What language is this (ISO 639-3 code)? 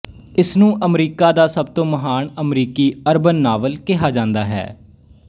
pan